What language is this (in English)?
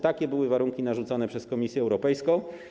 Polish